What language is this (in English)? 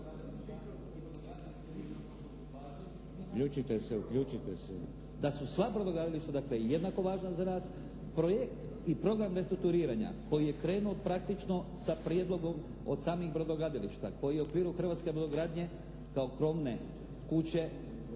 Croatian